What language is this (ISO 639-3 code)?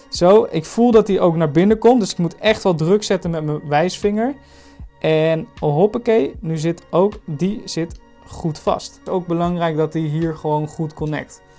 nld